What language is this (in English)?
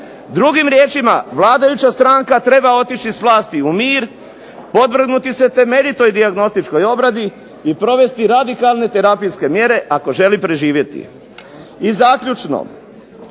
Croatian